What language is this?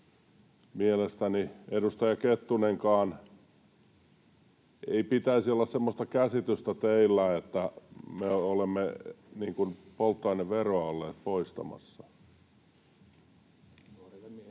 Finnish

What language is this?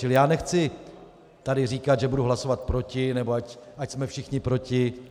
Czech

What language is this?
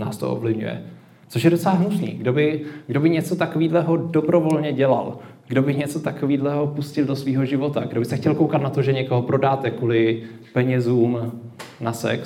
Czech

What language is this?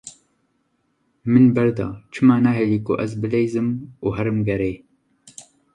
Kurdish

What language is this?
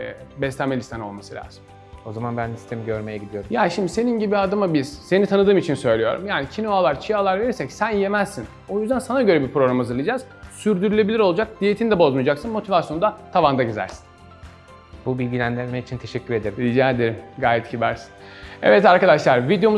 Turkish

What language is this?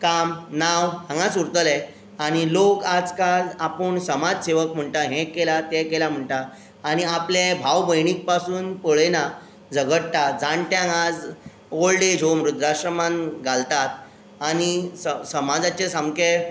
Konkani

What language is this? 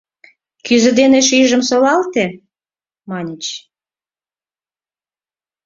Mari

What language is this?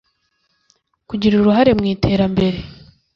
Kinyarwanda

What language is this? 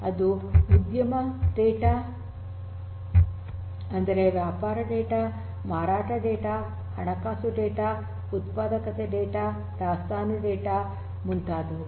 Kannada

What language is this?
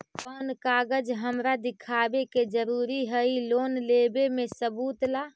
Magahi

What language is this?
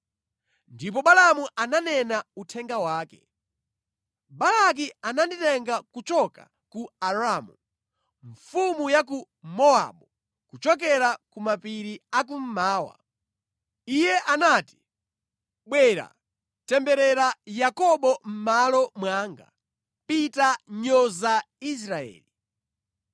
Nyanja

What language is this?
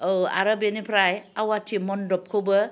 Bodo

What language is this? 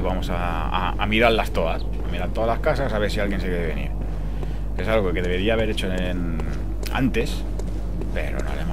Spanish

